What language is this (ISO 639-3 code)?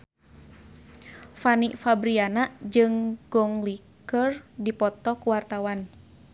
sun